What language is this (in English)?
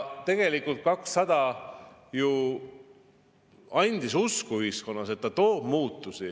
Estonian